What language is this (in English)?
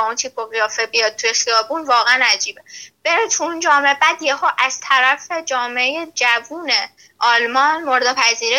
Persian